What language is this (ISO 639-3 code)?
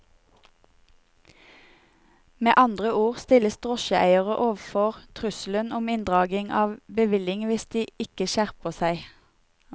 nor